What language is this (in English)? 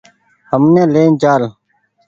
Goaria